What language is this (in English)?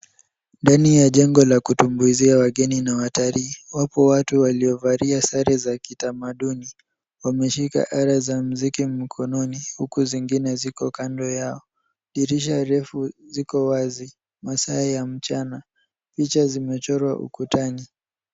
Swahili